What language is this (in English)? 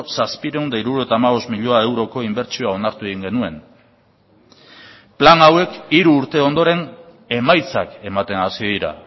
Basque